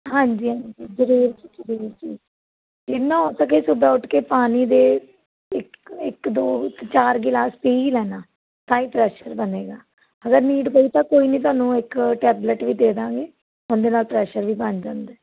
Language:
Punjabi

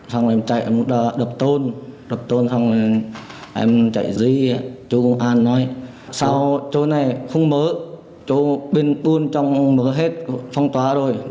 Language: Vietnamese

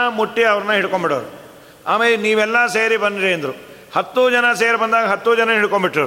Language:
Kannada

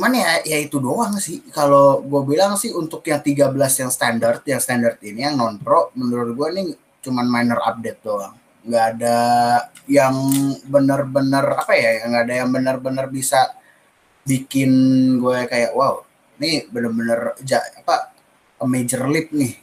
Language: Indonesian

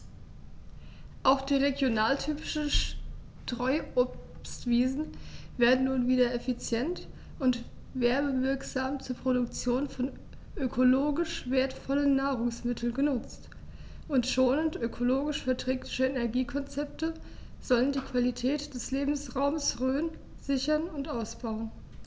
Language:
German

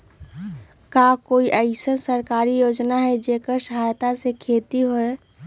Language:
Magahi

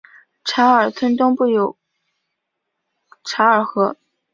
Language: Chinese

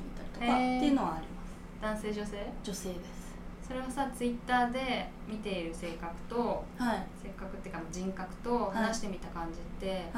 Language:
Japanese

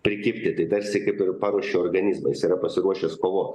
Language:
Lithuanian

